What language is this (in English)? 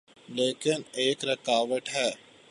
Urdu